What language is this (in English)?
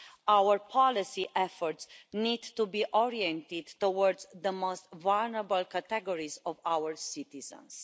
English